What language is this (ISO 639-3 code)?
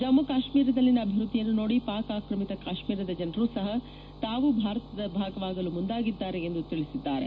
kan